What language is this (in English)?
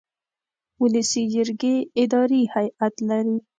Pashto